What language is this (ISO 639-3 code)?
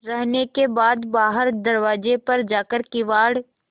hin